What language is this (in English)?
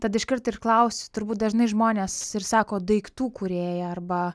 Lithuanian